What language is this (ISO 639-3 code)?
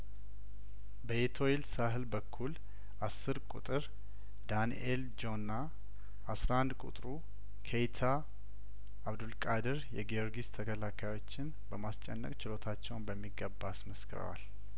amh